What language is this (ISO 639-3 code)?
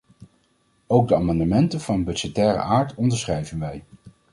nld